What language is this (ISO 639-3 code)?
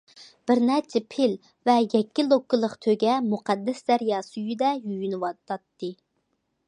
uig